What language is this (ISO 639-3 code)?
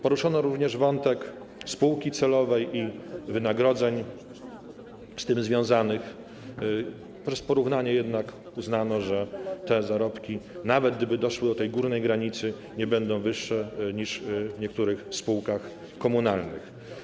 pol